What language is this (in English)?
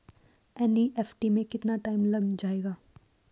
Hindi